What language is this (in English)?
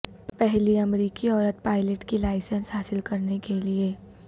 Urdu